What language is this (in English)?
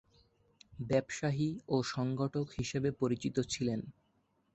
Bangla